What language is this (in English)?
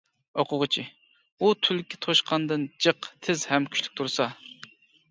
Uyghur